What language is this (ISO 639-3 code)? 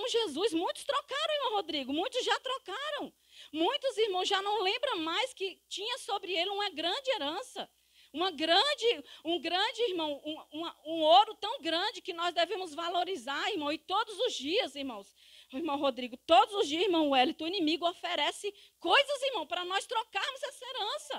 por